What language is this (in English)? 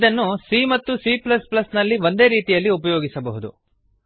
Kannada